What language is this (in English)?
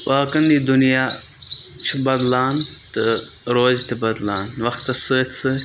Kashmiri